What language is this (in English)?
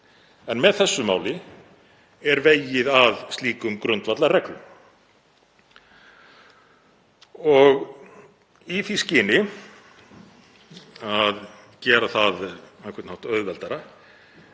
Icelandic